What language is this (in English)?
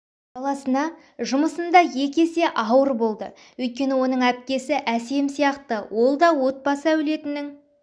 Kazakh